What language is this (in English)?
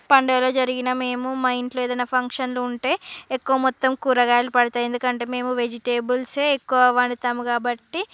Telugu